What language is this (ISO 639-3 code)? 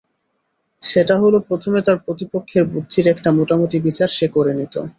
ben